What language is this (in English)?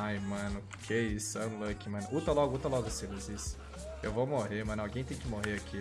Portuguese